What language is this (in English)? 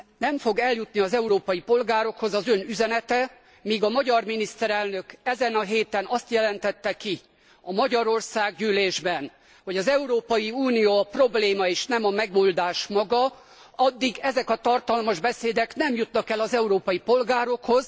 Hungarian